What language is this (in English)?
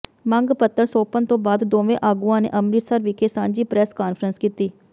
Punjabi